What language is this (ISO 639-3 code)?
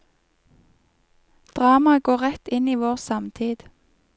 nor